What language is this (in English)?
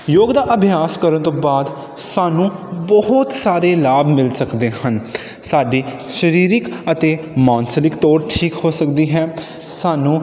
Punjabi